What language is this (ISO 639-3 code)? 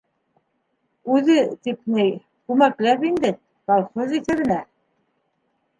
bak